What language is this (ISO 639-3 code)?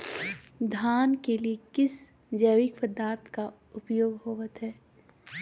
mag